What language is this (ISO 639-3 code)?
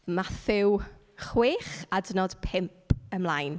cym